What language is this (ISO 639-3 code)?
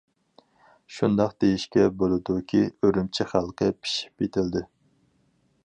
uig